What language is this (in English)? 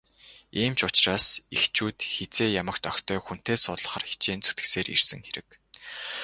Mongolian